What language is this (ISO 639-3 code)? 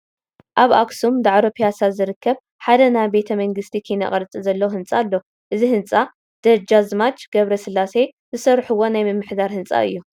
tir